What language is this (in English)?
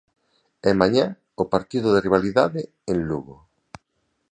Galician